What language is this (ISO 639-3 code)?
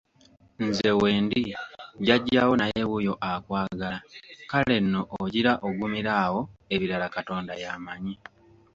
lug